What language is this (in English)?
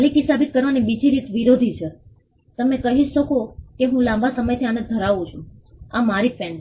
Gujarati